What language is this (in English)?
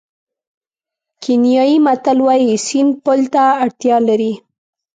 Pashto